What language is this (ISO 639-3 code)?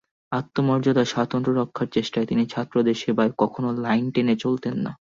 ben